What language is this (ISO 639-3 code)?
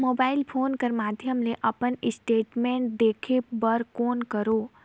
hne